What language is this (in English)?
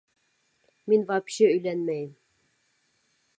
Bashkir